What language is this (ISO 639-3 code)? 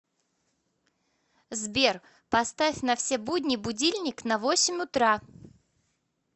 rus